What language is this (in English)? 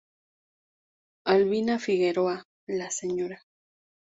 Spanish